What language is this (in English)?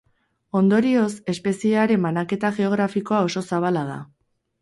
Basque